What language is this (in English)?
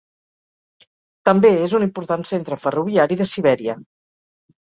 Catalan